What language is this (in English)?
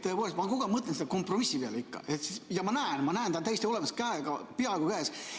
Estonian